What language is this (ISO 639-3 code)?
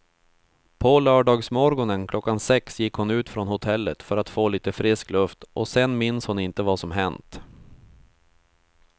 swe